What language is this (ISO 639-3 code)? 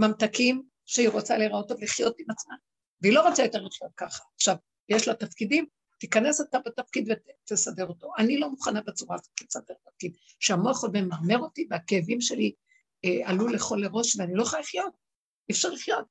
heb